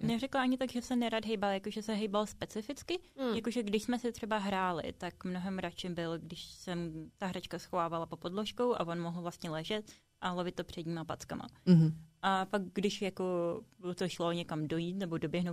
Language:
Czech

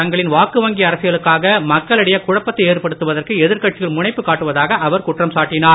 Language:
Tamil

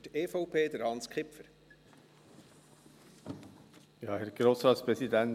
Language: Swiss German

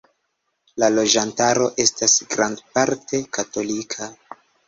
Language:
Esperanto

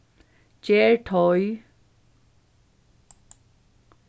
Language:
Faroese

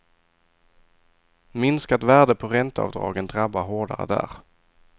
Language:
Swedish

